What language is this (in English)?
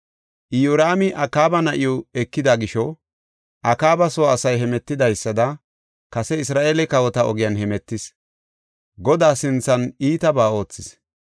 Gofa